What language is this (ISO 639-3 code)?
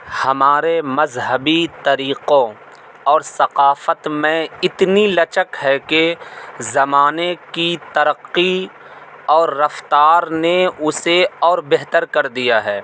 urd